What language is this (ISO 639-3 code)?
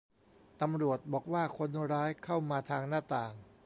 tha